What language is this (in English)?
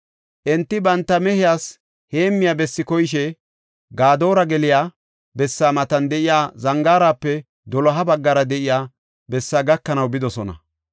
Gofa